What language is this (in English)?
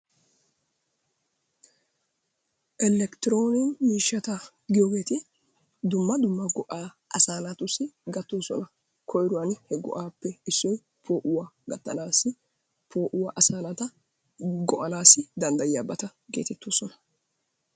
Wolaytta